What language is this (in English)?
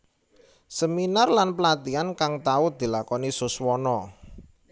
Javanese